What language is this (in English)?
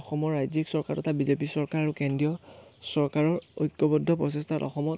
Assamese